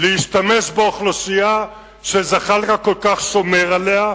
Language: Hebrew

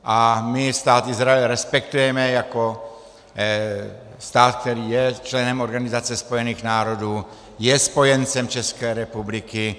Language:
Czech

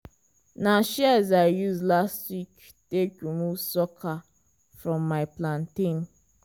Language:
Nigerian Pidgin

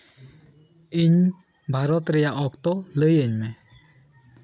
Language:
Santali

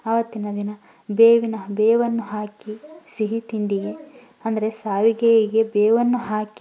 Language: Kannada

